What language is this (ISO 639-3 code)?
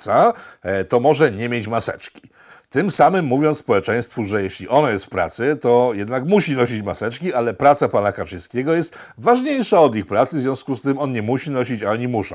pol